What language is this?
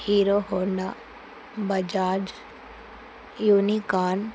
Telugu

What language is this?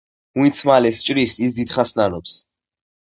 Georgian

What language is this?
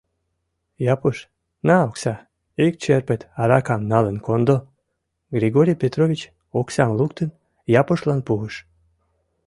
Mari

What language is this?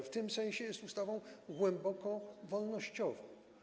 Polish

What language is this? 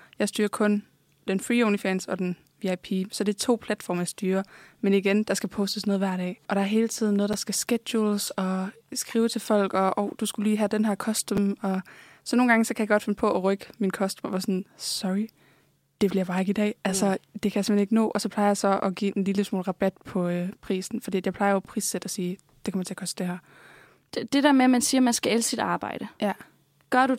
Danish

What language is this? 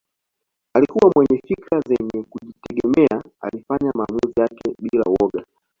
Swahili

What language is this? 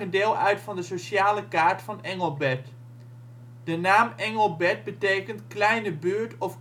Dutch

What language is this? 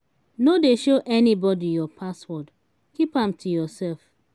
Nigerian Pidgin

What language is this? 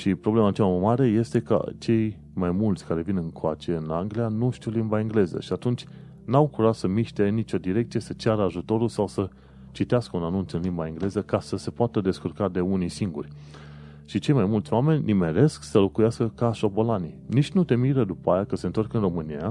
Romanian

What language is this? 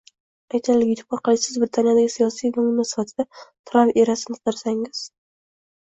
Uzbek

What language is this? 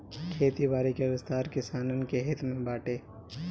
Bhojpuri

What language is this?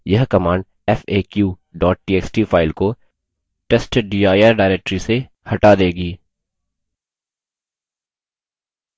Hindi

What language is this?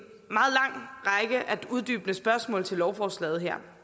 Danish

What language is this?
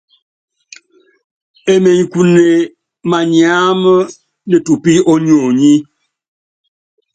Yangben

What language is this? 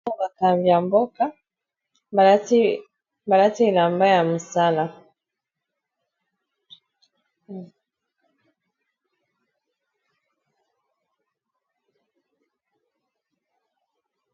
Lingala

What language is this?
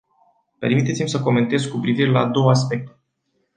Romanian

